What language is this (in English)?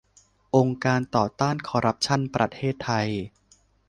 Thai